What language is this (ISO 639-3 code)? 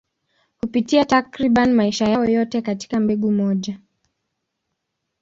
swa